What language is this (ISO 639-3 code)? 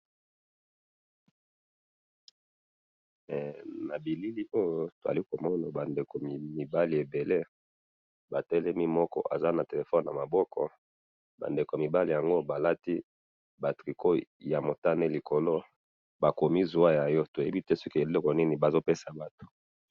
lin